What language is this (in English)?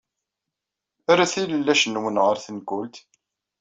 Kabyle